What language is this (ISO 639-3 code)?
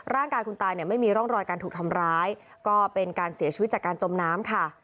tha